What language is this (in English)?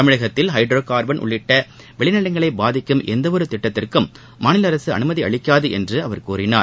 Tamil